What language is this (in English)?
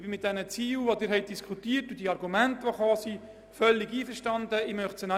Swiss German